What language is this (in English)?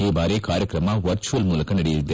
Kannada